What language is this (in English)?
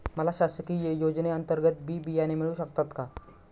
Marathi